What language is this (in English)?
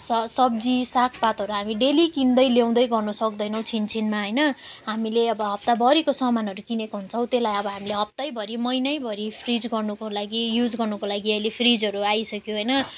Nepali